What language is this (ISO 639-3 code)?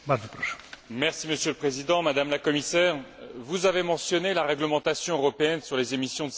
fra